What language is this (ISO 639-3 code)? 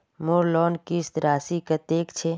mag